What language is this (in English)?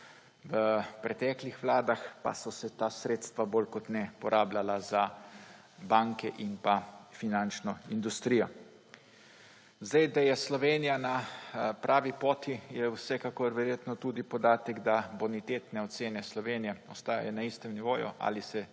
Slovenian